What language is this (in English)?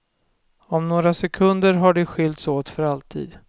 Swedish